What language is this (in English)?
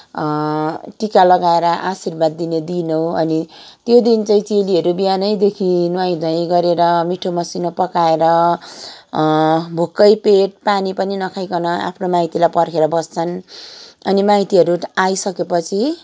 Nepali